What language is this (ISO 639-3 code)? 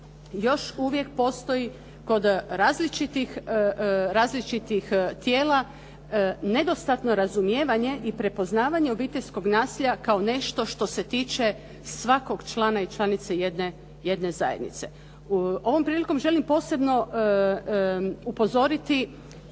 hrv